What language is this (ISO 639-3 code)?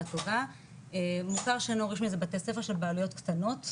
heb